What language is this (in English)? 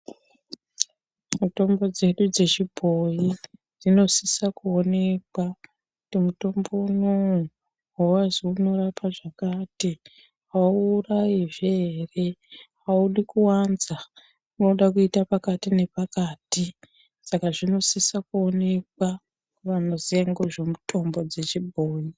Ndau